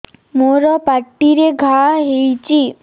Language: Odia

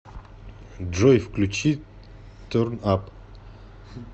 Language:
Russian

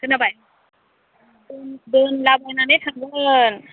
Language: Bodo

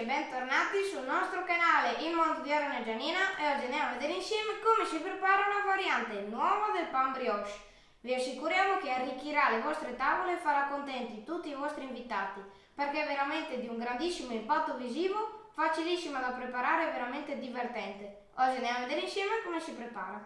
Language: Italian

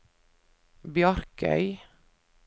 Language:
Norwegian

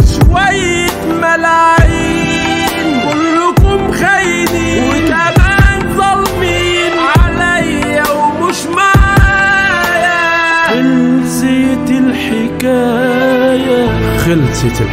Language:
Arabic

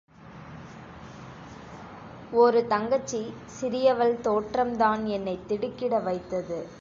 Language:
Tamil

